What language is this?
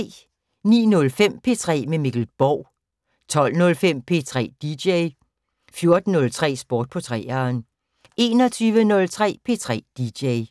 Danish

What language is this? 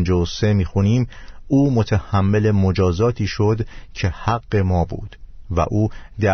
Persian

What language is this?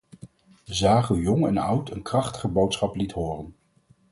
Dutch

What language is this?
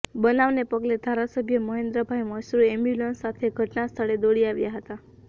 Gujarati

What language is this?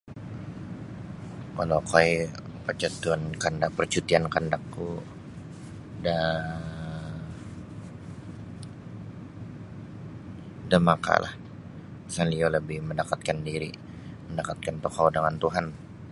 Sabah Bisaya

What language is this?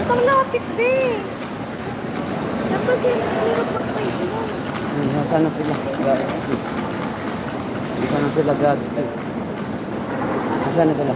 Filipino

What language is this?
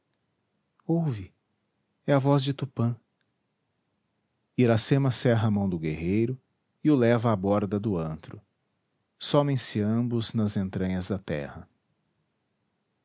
Portuguese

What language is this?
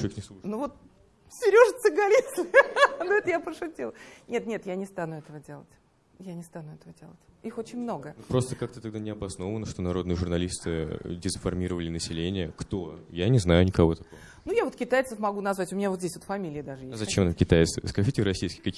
Russian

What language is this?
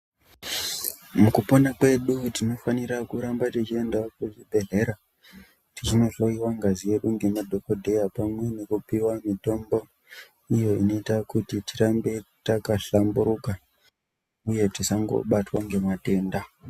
Ndau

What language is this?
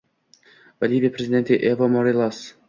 Uzbek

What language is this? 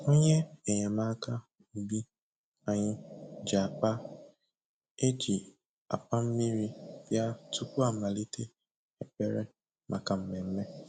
Igbo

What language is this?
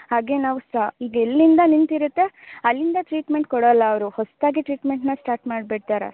Kannada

